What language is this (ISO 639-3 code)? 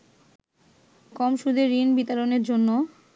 ben